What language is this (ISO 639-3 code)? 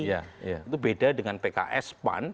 ind